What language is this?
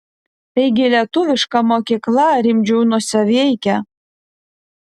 Lithuanian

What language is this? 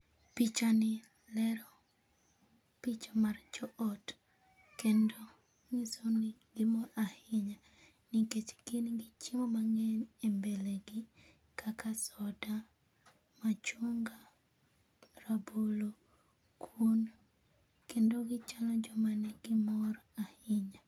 Luo (Kenya and Tanzania)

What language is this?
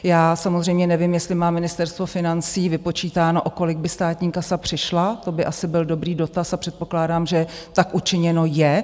Czech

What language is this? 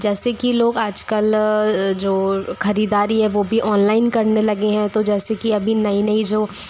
Hindi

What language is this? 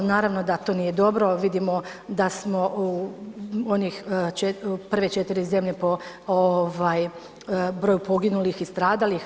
Croatian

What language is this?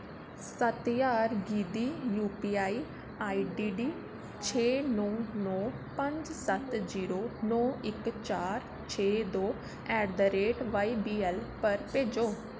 Dogri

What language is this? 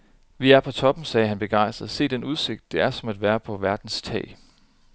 Danish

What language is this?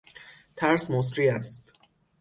Persian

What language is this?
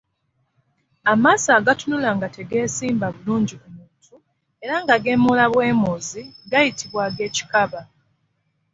Ganda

